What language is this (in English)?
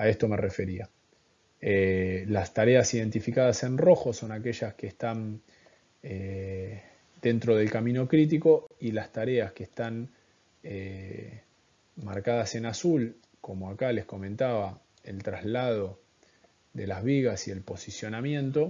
Spanish